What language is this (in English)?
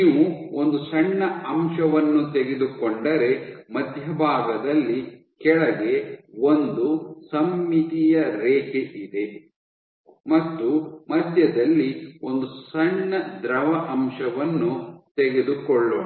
Kannada